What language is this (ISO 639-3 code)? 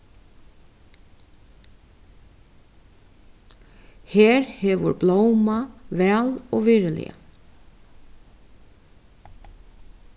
fao